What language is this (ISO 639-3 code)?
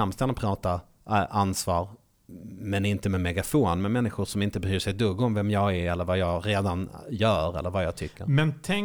swe